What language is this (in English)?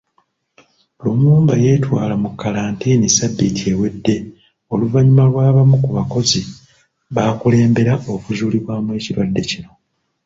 Ganda